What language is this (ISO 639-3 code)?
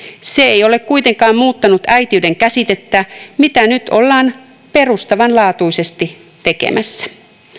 fin